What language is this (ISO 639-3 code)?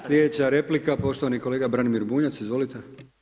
hrv